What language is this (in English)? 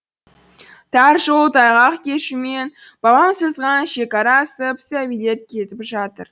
Kazakh